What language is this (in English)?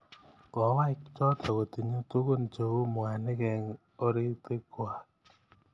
Kalenjin